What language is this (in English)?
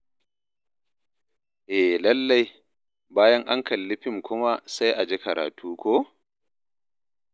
Hausa